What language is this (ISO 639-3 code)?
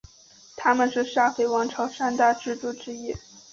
zho